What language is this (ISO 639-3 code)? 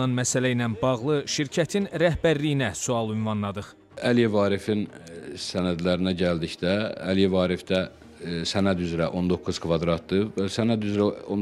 tur